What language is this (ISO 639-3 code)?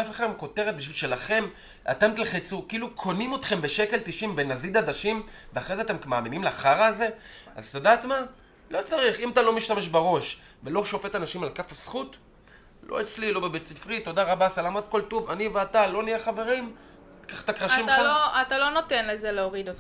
heb